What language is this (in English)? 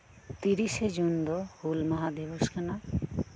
Santali